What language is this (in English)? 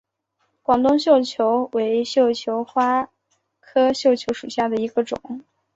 Chinese